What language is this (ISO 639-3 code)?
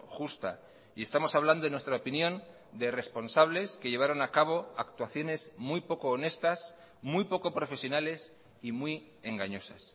spa